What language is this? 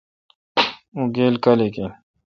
Kalkoti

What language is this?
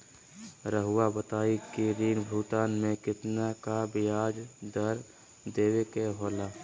Magahi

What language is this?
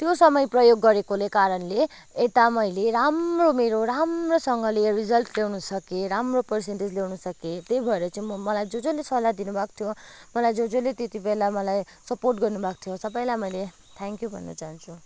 Nepali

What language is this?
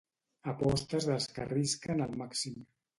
Catalan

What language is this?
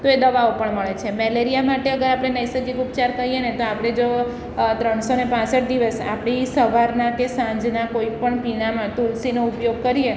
Gujarati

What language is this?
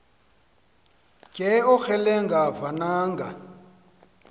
Xhosa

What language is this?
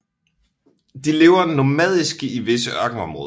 Danish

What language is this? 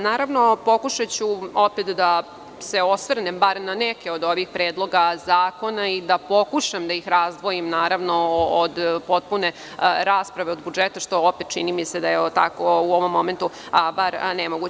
Serbian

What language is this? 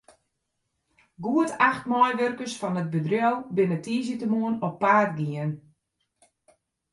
Western Frisian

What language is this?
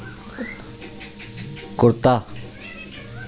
Dogri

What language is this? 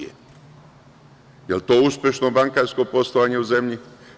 Serbian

